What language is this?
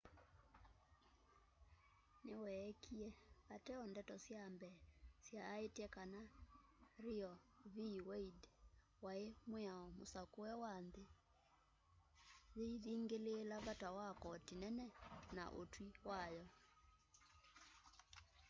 Kamba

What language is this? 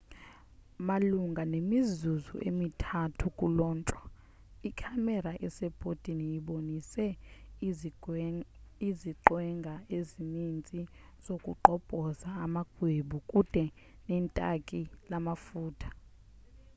Xhosa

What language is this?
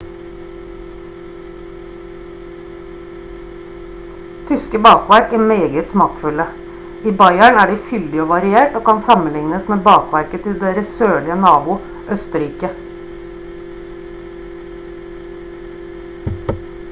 Norwegian Bokmål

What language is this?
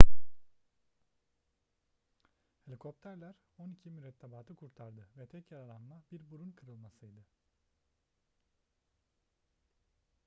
Turkish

